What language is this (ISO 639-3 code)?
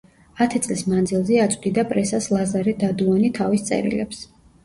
kat